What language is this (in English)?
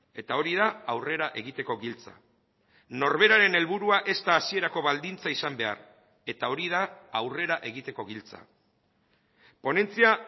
Basque